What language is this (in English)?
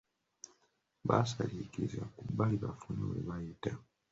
Ganda